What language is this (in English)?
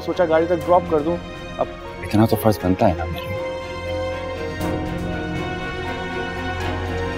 Hindi